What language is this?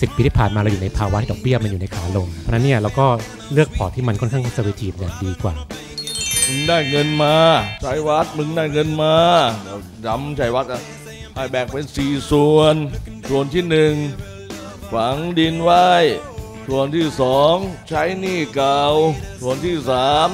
Thai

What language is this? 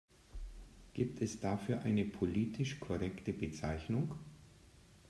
German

